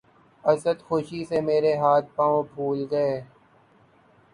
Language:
Urdu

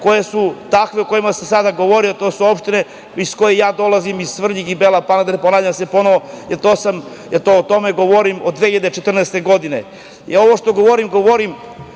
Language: Serbian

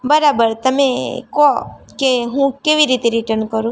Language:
Gujarati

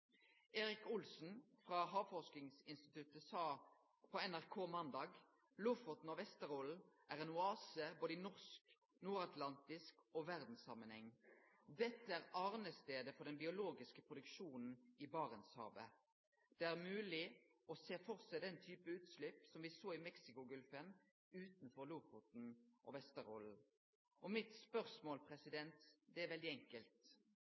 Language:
Norwegian Nynorsk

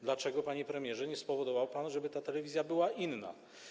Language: Polish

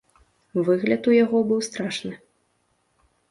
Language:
Belarusian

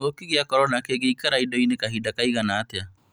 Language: Kikuyu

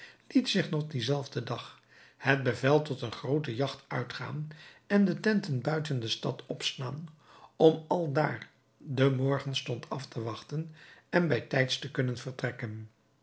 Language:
Dutch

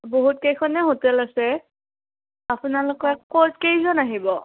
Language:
Assamese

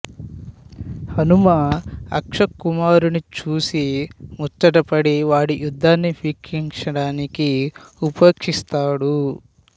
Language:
Telugu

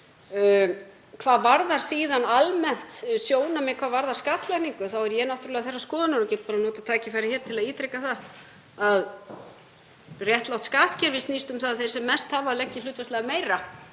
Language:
Icelandic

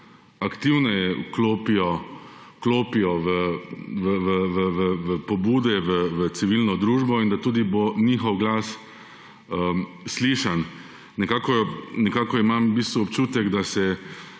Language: Slovenian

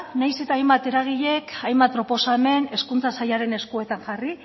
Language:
Basque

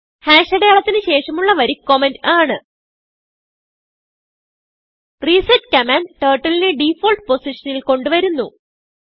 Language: Malayalam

